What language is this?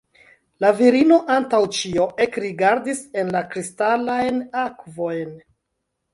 Esperanto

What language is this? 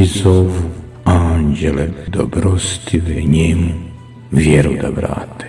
Croatian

